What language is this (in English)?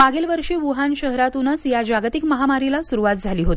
Marathi